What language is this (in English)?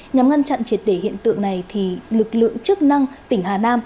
Vietnamese